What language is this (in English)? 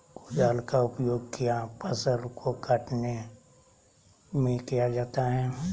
Magahi